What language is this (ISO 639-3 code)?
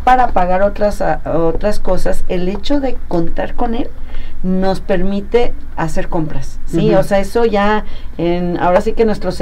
spa